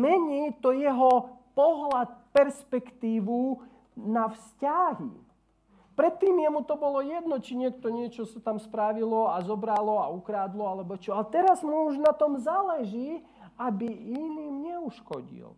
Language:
Slovak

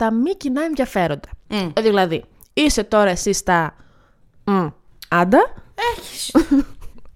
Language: Greek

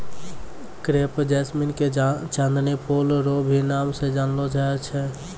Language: Maithili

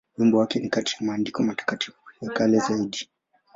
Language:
Swahili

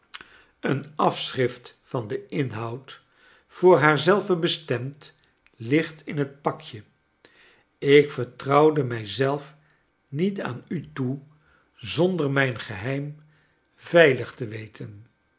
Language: Dutch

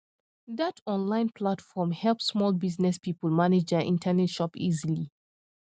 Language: Nigerian Pidgin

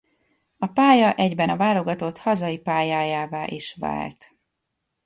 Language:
Hungarian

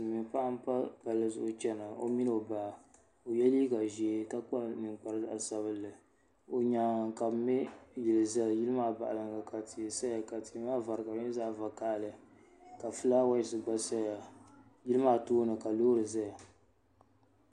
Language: Dagbani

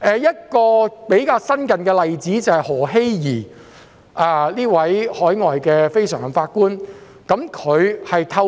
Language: Cantonese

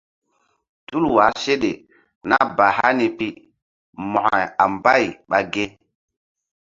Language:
Mbum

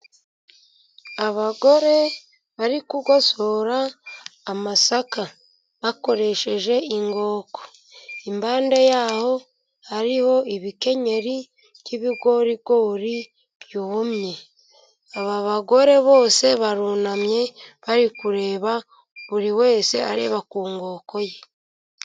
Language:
Kinyarwanda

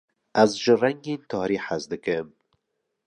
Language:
Kurdish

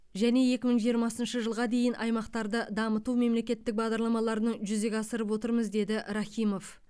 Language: Kazakh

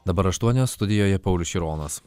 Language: Lithuanian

